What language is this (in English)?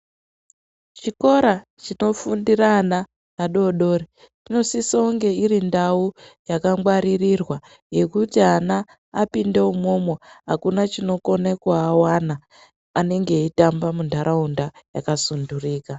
Ndau